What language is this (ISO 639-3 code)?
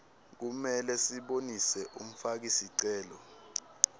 ssw